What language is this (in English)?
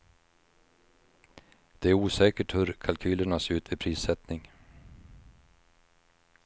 Swedish